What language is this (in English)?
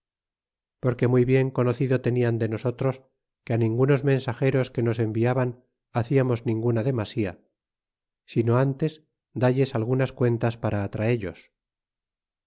Spanish